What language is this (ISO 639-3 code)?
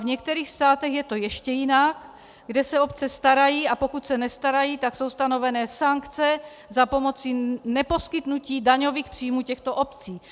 ces